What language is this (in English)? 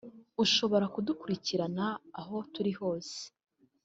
Kinyarwanda